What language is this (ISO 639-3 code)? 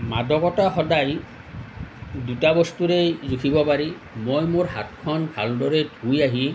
asm